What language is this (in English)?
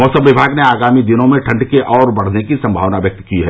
Hindi